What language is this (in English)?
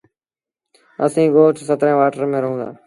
Sindhi Bhil